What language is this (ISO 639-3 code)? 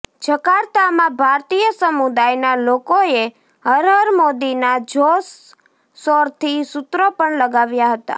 guj